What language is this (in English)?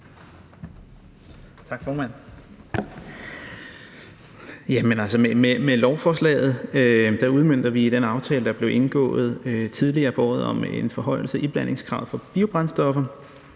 Danish